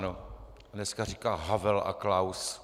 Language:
Czech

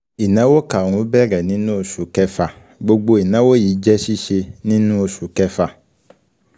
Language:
Yoruba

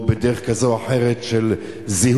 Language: Hebrew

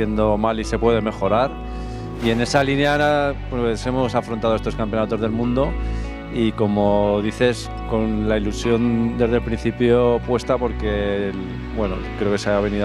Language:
Spanish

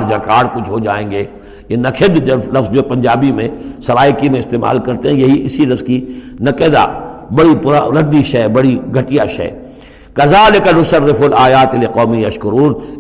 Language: Urdu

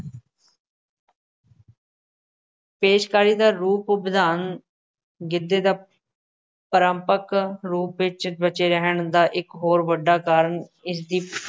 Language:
Punjabi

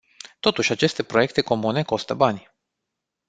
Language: Romanian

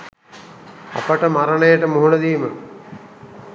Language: Sinhala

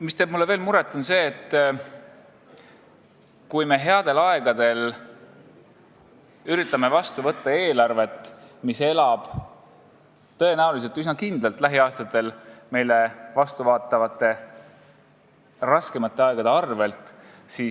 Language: Estonian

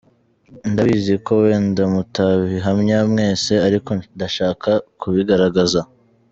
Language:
Kinyarwanda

